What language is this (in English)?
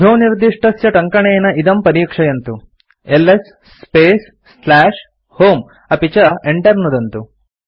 Sanskrit